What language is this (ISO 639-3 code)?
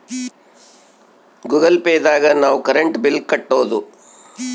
kan